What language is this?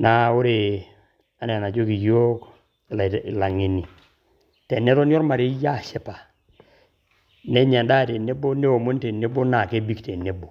Masai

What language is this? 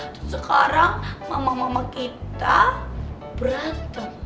Indonesian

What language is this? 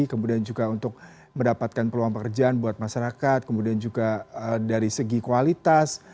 Indonesian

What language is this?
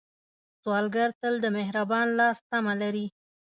Pashto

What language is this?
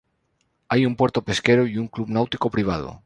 Spanish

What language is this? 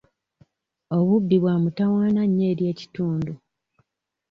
Ganda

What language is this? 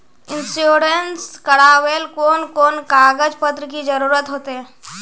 Magahi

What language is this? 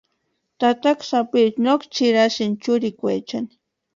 Western Highland Purepecha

